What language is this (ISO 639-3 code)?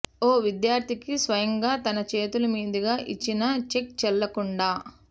tel